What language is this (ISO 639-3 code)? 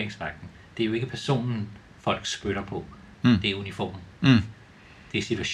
dan